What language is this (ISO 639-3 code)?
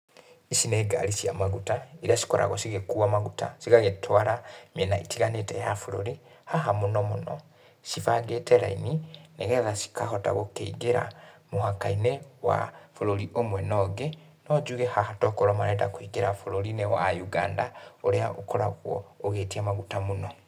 kik